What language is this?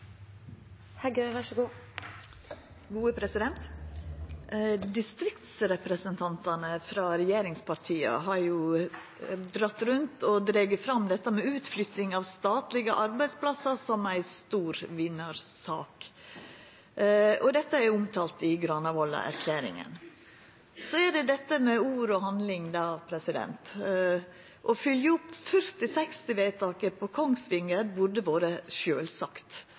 Norwegian Nynorsk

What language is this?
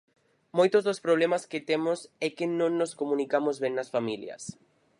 Galician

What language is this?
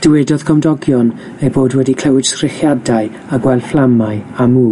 Welsh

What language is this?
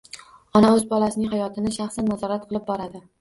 Uzbek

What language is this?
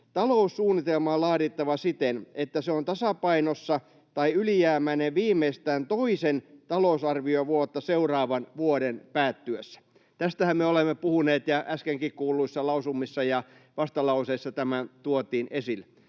Finnish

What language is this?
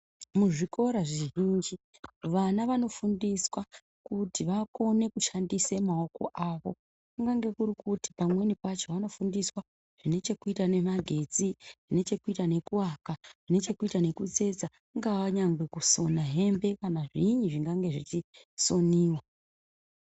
Ndau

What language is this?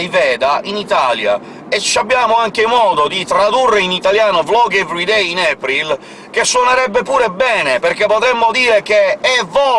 Italian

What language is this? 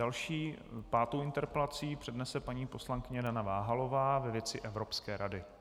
Czech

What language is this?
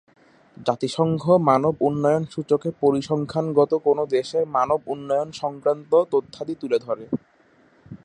Bangla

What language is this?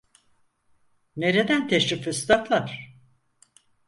Turkish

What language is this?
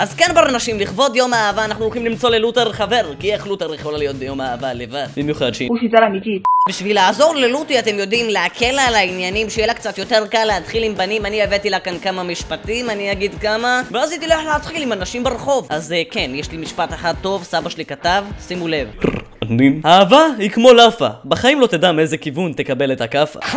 Hebrew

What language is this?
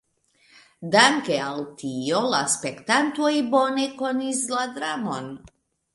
Esperanto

